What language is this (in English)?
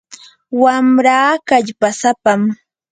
Yanahuanca Pasco Quechua